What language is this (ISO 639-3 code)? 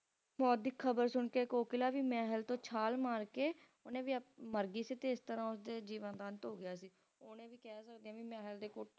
pan